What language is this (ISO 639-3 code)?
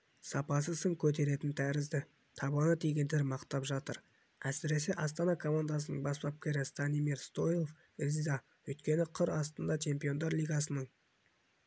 kaz